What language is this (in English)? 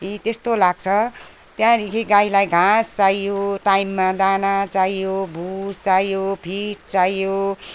Nepali